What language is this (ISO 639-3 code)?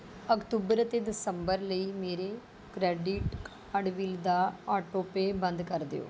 pan